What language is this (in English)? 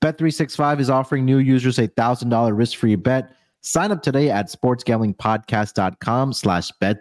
English